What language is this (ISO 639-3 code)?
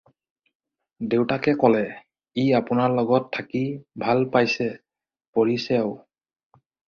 asm